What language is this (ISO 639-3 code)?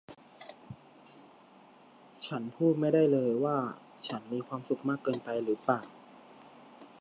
tha